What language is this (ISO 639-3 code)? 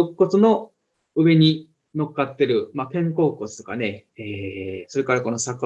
jpn